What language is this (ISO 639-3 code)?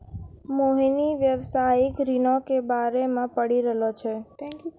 mai